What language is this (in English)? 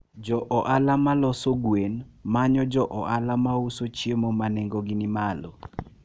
Luo (Kenya and Tanzania)